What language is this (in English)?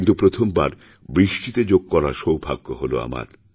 Bangla